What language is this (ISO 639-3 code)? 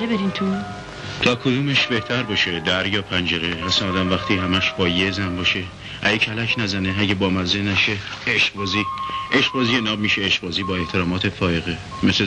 fas